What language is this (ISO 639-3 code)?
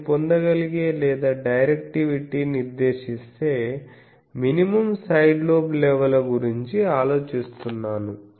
tel